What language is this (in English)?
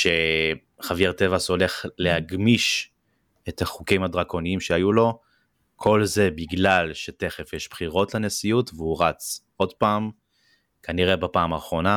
Hebrew